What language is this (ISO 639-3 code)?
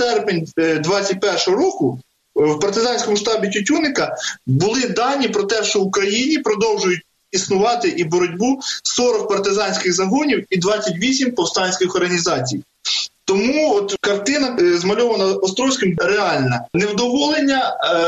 ukr